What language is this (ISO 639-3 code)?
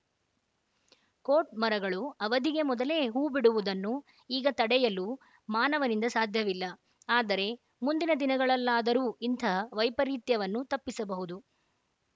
kan